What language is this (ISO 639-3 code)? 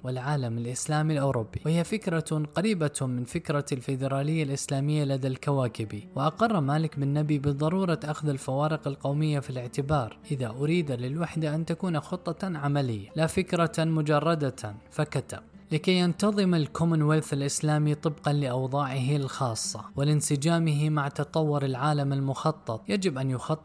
ara